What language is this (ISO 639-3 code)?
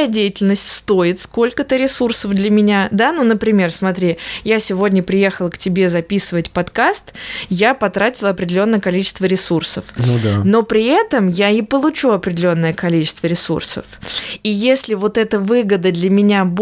rus